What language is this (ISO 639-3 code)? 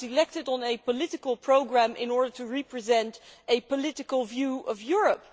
eng